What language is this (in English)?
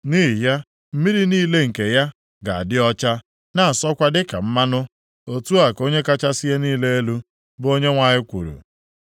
Igbo